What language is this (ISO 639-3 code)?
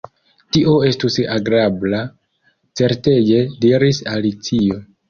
epo